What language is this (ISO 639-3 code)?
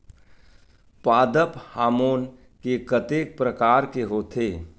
hne